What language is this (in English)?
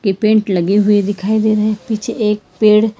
Hindi